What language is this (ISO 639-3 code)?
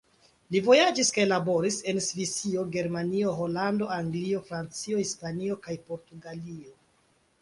epo